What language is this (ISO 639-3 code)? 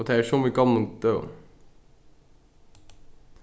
fao